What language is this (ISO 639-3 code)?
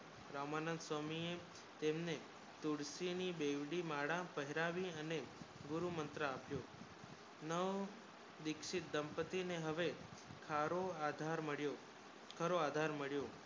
guj